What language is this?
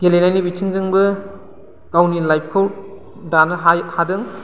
Bodo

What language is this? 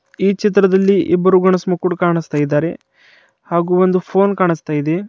Kannada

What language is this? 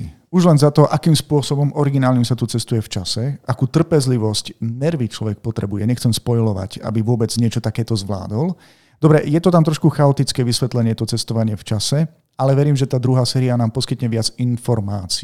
Slovak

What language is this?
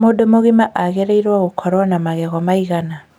Kikuyu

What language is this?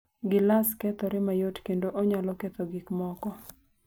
Luo (Kenya and Tanzania)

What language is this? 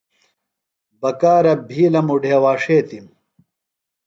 Phalura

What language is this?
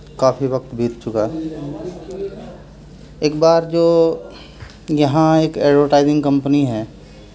Urdu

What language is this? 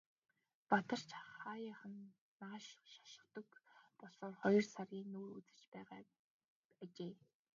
Mongolian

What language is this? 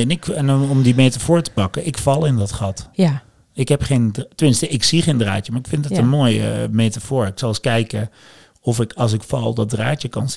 Dutch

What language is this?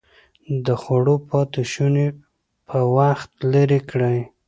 Pashto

